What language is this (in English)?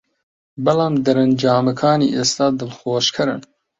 Central Kurdish